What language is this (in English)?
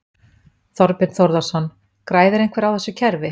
Icelandic